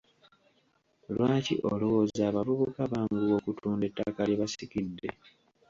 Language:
Ganda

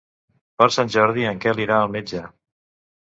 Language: Catalan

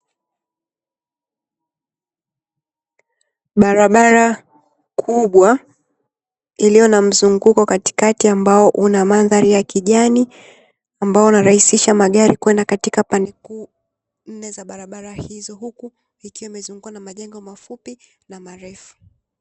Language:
Swahili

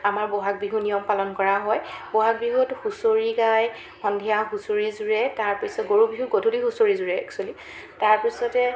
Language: Assamese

